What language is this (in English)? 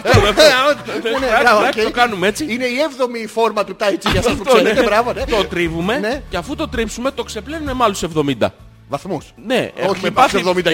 Greek